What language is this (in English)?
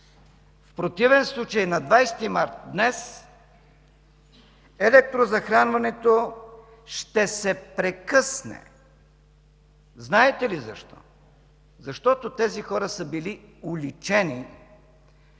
Bulgarian